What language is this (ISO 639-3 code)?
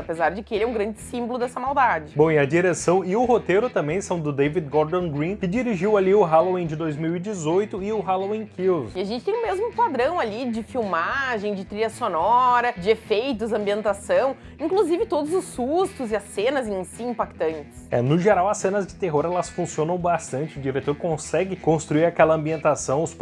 por